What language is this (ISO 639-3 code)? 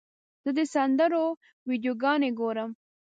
pus